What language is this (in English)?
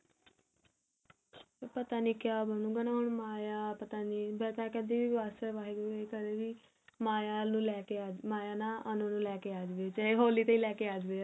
Punjabi